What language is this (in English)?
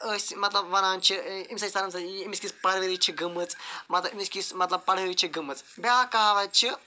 Kashmiri